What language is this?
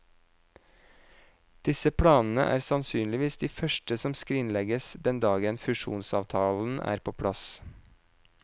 Norwegian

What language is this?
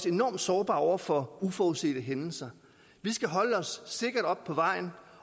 Danish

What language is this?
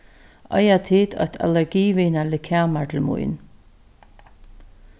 Faroese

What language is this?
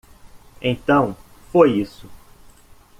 Portuguese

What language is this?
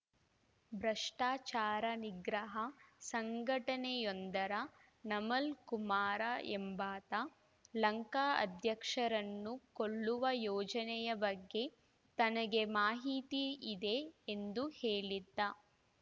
Kannada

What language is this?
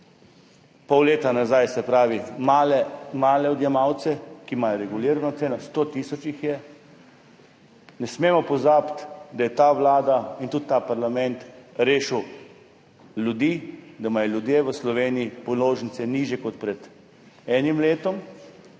Slovenian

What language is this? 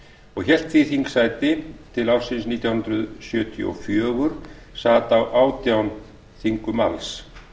Icelandic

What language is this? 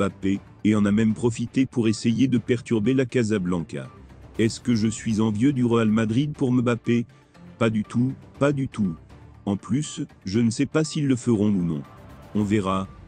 French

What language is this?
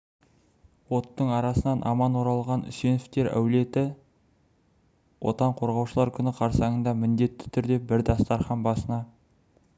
Kazakh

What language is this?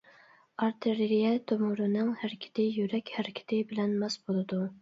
Uyghur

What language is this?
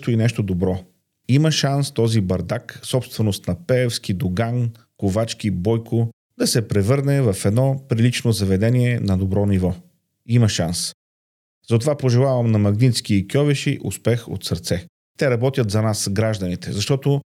Bulgarian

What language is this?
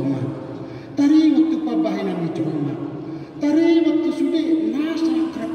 Indonesian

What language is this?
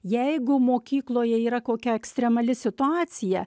Lithuanian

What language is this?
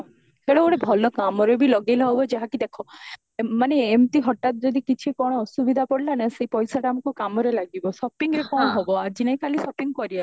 Odia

